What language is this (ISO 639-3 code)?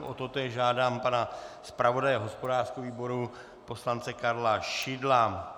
ces